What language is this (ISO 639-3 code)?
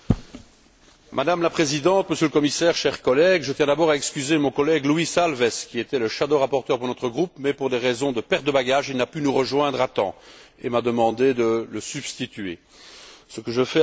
fra